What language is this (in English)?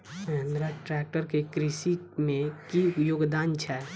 Maithili